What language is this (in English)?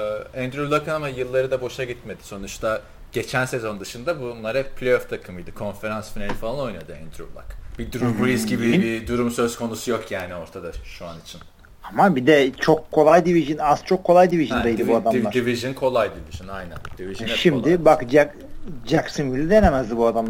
Turkish